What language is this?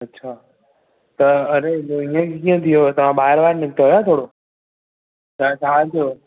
Sindhi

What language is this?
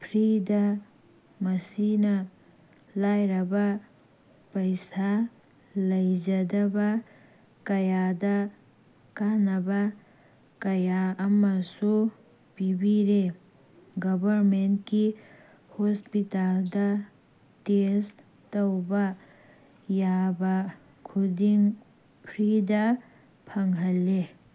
Manipuri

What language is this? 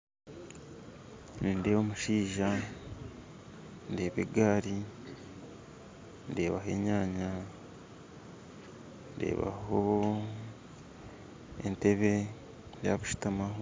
Nyankole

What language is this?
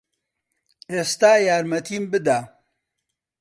Central Kurdish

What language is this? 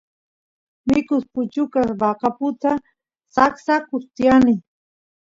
Santiago del Estero Quichua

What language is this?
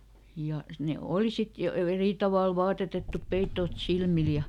Finnish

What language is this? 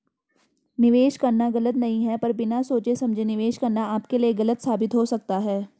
Hindi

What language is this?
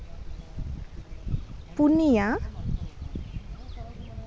Santali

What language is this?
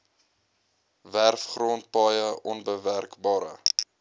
Afrikaans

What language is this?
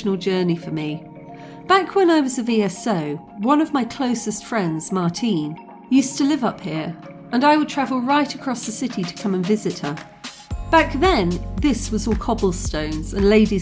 English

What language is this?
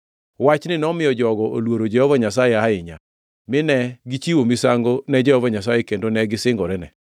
Luo (Kenya and Tanzania)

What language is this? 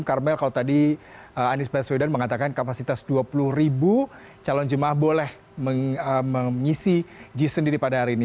Indonesian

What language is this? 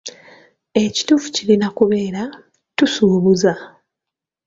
Ganda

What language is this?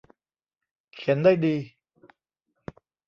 Thai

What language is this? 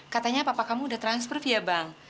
Indonesian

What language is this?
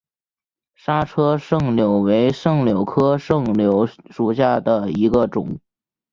Chinese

